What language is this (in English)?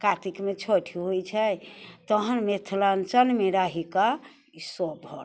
Maithili